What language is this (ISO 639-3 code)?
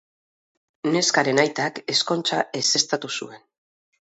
eus